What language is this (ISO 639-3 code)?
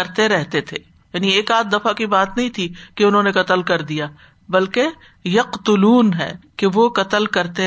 urd